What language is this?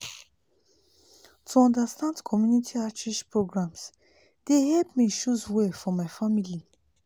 Nigerian Pidgin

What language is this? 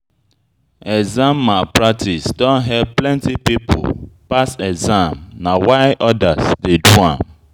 Nigerian Pidgin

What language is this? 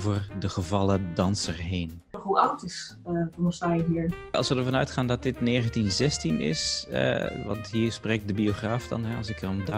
Dutch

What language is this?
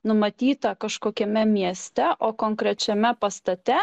Lithuanian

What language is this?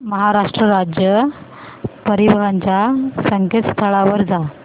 Marathi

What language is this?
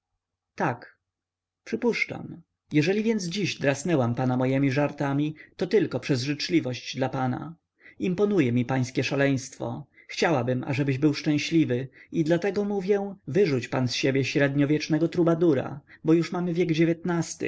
Polish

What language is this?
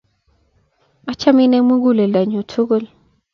Kalenjin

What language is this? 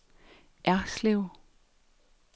Danish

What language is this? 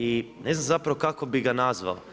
Croatian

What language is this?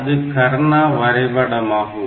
Tamil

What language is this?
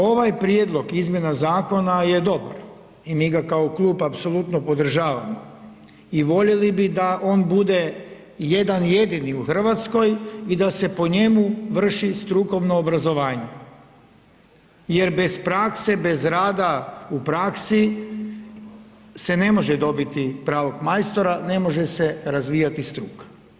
Croatian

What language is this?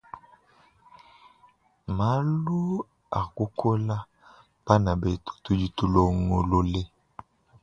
Luba-Lulua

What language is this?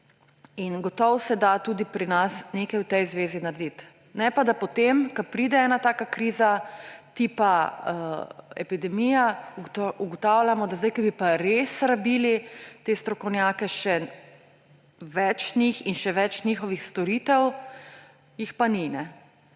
Slovenian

